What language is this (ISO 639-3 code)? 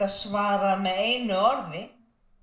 isl